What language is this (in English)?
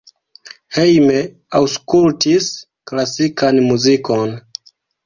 Esperanto